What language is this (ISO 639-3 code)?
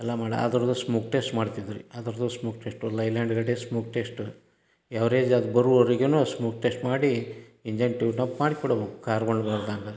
kan